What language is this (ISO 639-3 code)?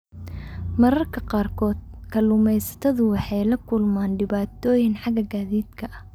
som